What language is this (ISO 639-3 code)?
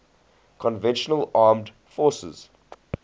eng